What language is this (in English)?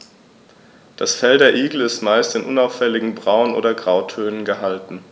German